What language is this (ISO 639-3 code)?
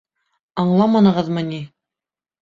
bak